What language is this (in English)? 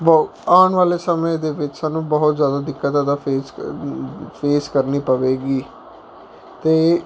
Punjabi